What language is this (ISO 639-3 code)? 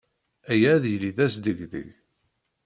kab